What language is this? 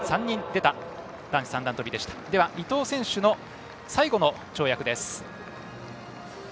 Japanese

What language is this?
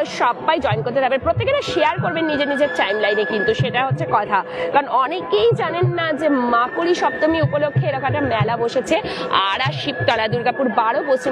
Bangla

